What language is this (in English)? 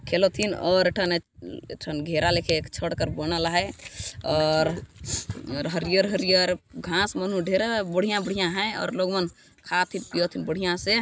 Sadri